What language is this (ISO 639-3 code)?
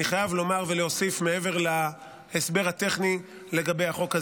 heb